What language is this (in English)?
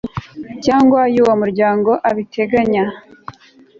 Kinyarwanda